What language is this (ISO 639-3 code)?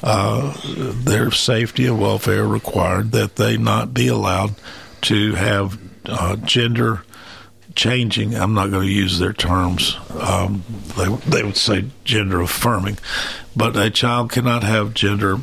eng